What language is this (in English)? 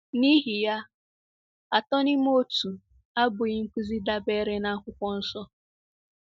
Igbo